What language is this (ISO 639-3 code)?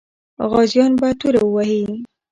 pus